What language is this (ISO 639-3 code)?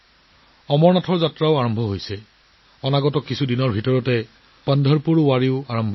asm